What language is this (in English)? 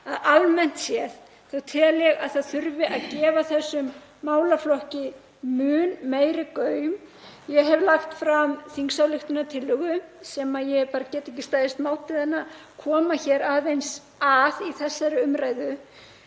Icelandic